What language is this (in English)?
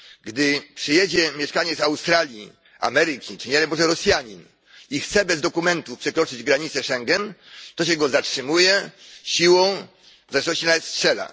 Polish